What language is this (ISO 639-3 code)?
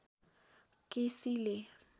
nep